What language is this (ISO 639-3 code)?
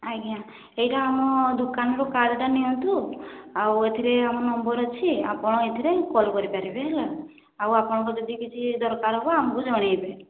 ori